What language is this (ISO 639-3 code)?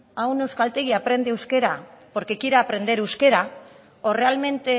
spa